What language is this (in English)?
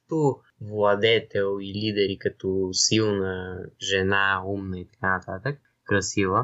Bulgarian